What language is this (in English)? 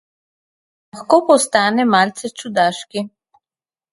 Slovenian